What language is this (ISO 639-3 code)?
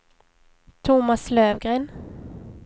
swe